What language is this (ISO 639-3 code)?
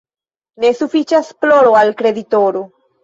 epo